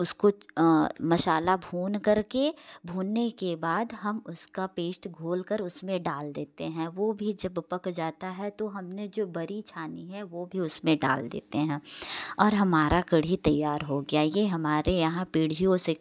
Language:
Hindi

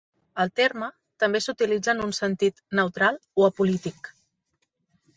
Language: Catalan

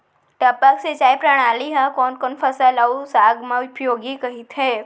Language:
Chhattisgarhi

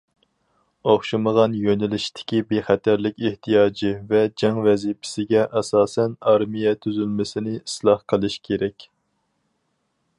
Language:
Uyghur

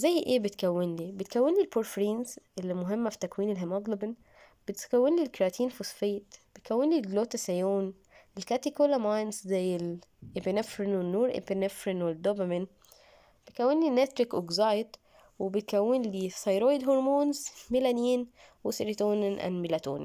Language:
Arabic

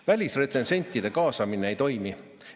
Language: Estonian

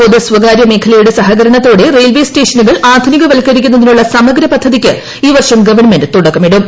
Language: Malayalam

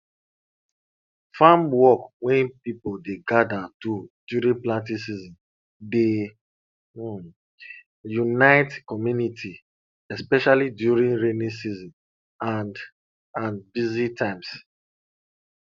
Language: Nigerian Pidgin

